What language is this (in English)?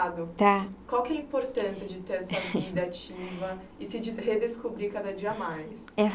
Portuguese